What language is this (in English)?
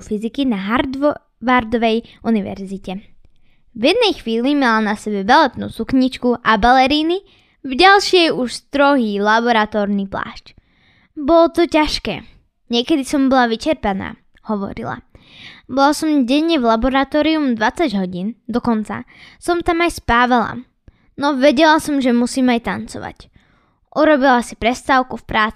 Slovak